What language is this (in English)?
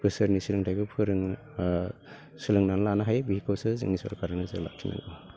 Bodo